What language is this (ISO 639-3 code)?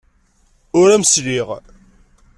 kab